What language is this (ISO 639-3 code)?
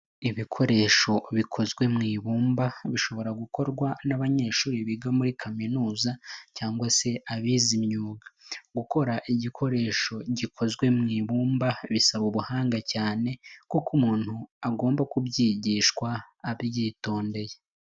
kin